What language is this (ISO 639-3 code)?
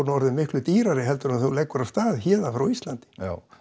isl